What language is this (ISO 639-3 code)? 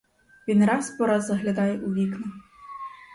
ukr